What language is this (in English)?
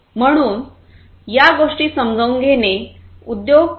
Marathi